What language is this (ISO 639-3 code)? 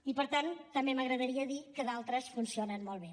cat